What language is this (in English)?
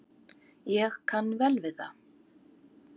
Icelandic